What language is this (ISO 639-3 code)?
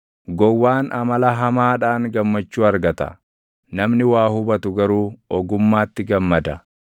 orm